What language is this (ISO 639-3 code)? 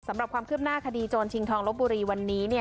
tha